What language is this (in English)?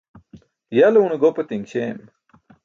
Burushaski